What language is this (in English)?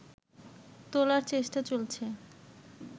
Bangla